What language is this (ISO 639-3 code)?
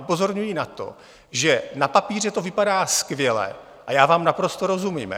ces